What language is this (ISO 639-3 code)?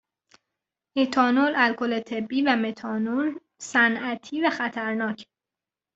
fas